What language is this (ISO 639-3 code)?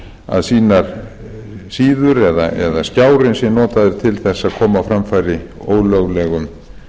isl